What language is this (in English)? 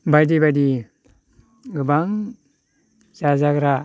Bodo